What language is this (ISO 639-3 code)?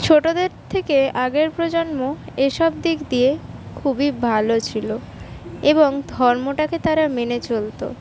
ben